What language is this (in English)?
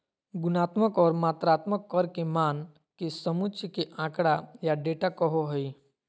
Magahi